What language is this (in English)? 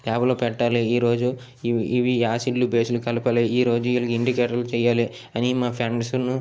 Telugu